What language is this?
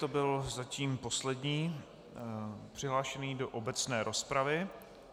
Czech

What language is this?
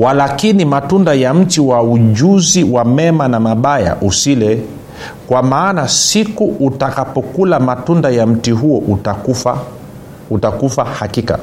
Swahili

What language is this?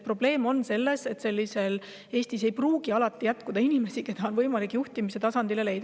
Estonian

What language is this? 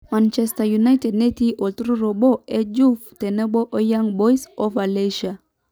Masai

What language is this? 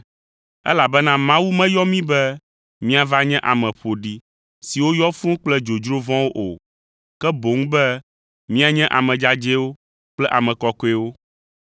Ewe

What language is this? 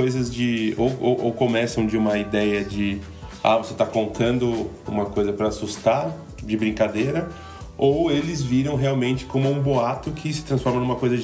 Portuguese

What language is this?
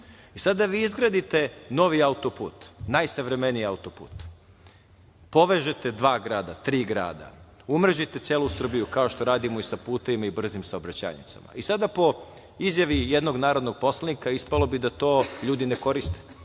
Serbian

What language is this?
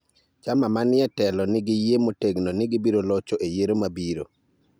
Luo (Kenya and Tanzania)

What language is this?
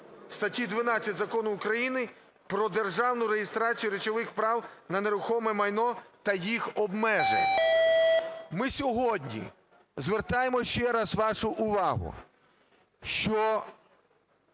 Ukrainian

